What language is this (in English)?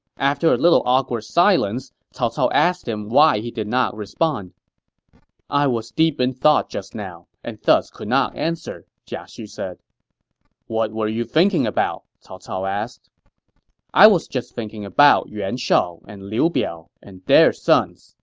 English